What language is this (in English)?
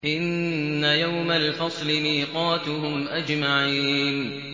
Arabic